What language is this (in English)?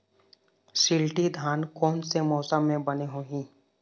Chhattisgarhi